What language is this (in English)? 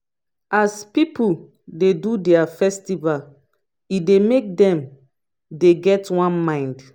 Nigerian Pidgin